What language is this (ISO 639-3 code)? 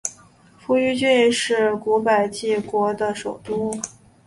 zho